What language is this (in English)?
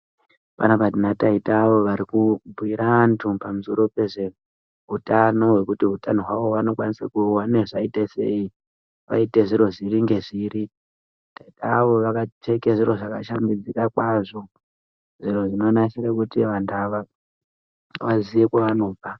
Ndau